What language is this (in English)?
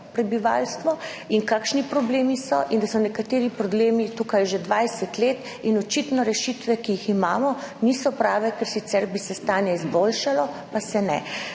Slovenian